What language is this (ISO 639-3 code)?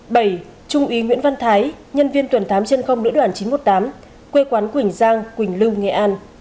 vie